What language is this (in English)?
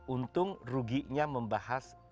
Indonesian